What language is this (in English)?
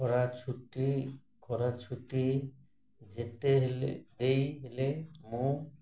Odia